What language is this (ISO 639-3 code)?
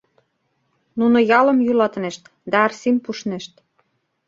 chm